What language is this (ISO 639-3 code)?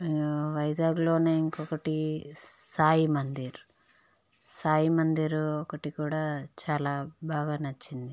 tel